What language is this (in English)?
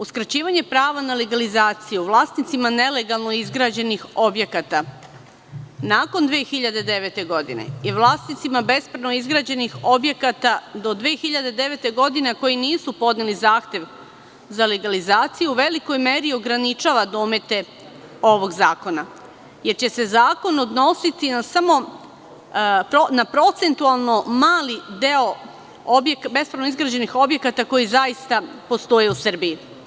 Serbian